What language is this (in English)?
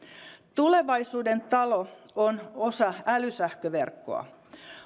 Finnish